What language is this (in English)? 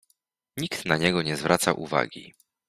Polish